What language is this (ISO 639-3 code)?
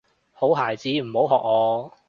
yue